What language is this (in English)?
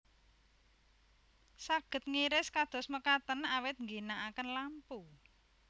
Javanese